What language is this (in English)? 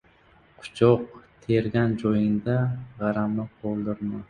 Uzbek